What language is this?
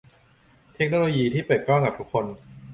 Thai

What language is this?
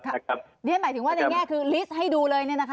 Thai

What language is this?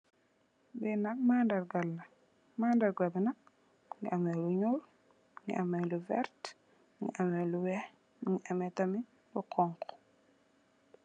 Wolof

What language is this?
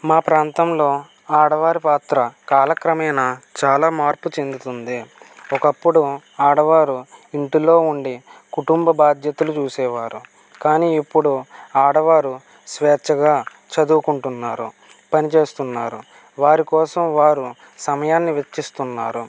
Telugu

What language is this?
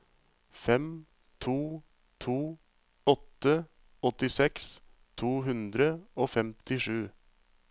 Norwegian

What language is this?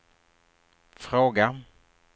Swedish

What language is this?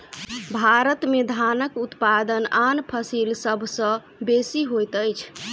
Maithili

